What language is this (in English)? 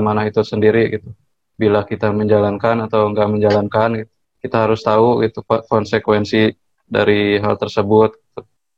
Indonesian